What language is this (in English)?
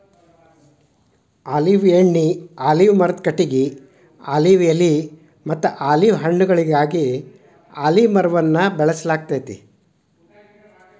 Kannada